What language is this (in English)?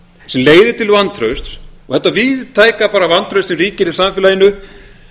Icelandic